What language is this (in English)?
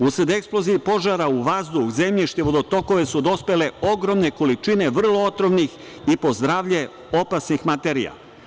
Serbian